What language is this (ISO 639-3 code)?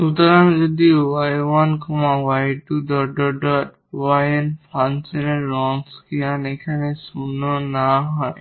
ben